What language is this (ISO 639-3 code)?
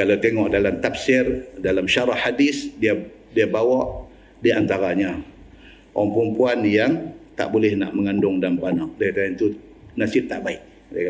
msa